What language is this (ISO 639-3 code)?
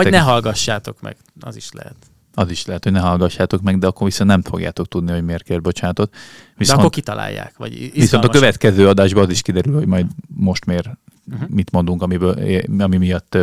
hun